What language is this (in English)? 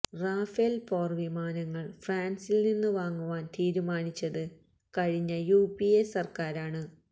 Malayalam